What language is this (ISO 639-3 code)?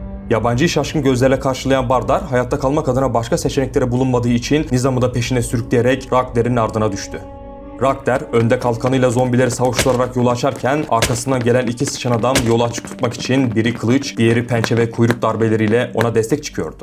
tur